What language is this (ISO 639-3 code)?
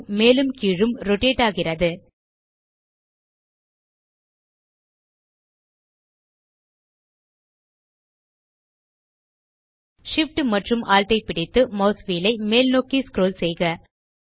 tam